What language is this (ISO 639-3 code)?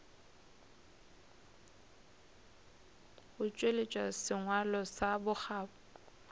nso